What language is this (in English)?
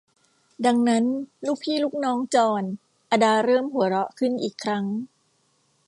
Thai